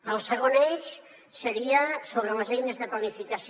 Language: Catalan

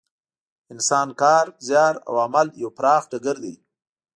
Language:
Pashto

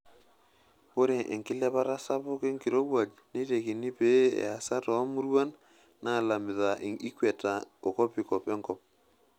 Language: Masai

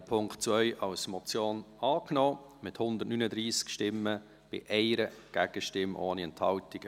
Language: Swiss German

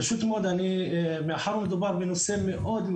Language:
Hebrew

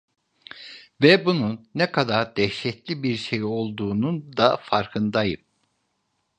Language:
Turkish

